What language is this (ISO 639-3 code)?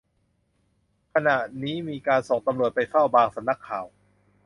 tha